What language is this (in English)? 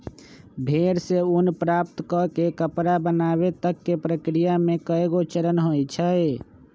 Magahi